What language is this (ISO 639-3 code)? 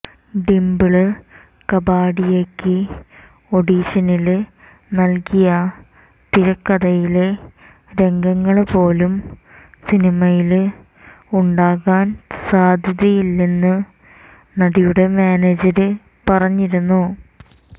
mal